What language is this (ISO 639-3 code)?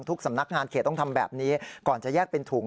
tha